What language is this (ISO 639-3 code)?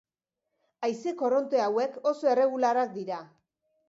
eus